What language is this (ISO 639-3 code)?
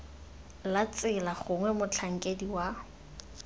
tsn